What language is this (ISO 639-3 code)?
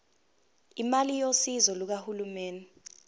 zul